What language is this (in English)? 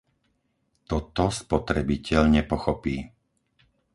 Slovak